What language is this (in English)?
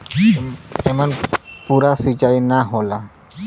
Bhojpuri